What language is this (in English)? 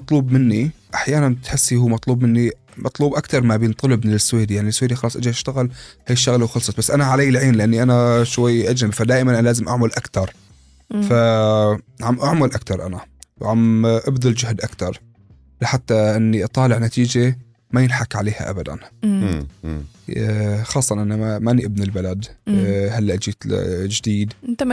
Arabic